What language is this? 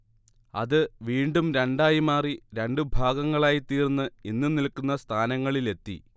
Malayalam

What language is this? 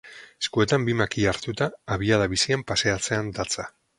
Basque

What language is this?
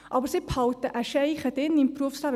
Swiss German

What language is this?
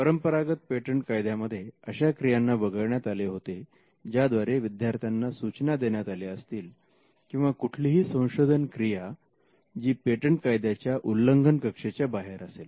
Marathi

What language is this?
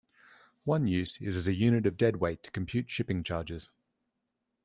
English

